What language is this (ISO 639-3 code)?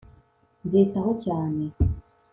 kin